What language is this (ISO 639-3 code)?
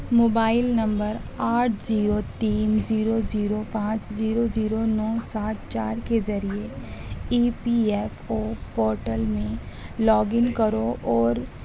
urd